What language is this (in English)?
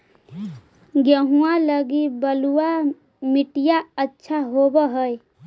Magahi